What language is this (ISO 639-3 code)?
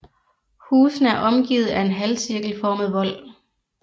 dan